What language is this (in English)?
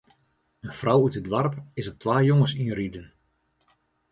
Western Frisian